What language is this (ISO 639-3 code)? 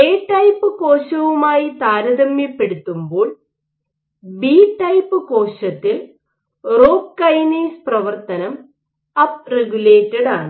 mal